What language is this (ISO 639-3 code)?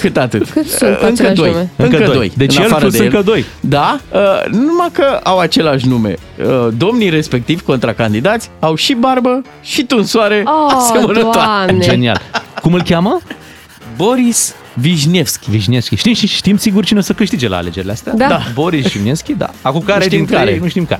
ron